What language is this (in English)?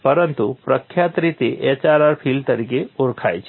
Gujarati